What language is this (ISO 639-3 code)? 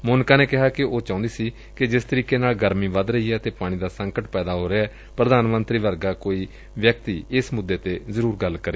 pan